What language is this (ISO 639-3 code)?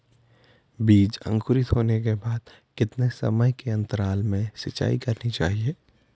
hin